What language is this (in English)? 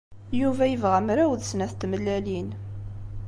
Kabyle